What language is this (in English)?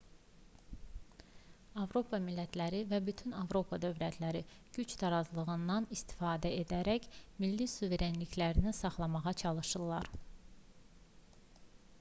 Azerbaijani